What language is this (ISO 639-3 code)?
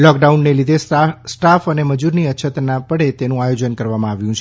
guj